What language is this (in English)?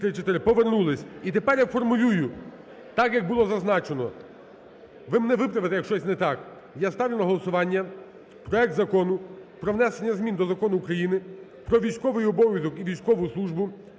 Ukrainian